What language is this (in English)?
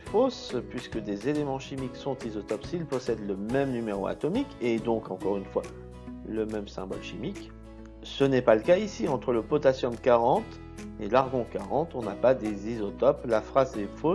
French